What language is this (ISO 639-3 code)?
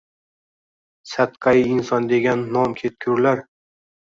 uzb